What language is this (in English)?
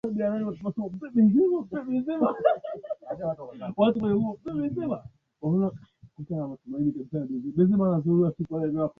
Swahili